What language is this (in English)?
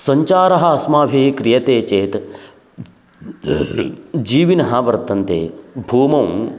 Sanskrit